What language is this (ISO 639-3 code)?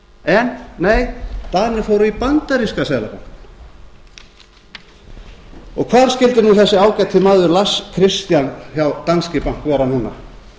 isl